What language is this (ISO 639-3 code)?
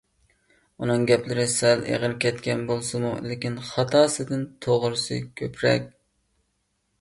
uig